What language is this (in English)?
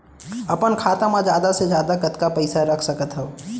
Chhattisgarhi